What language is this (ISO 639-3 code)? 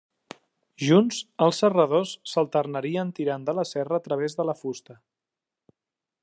cat